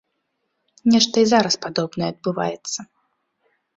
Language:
Belarusian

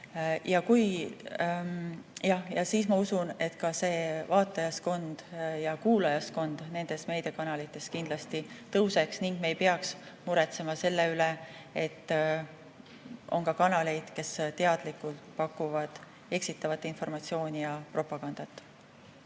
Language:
Estonian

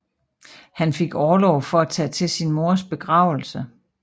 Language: Danish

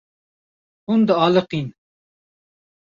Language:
Kurdish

